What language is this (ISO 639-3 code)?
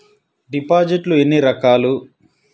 tel